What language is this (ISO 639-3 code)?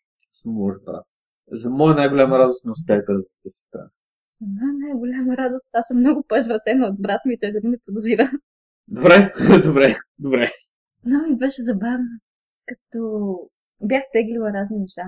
bul